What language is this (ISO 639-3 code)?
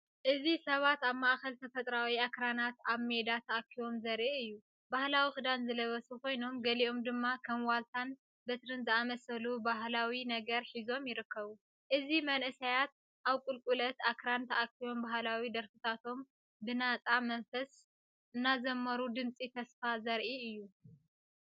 tir